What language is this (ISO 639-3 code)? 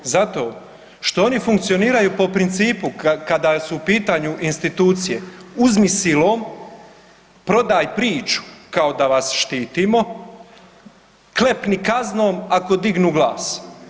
hrv